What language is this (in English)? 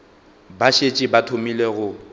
Northern Sotho